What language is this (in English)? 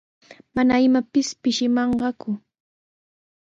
Sihuas Ancash Quechua